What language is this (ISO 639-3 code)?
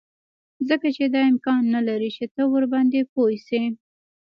pus